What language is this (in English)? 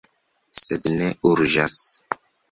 Esperanto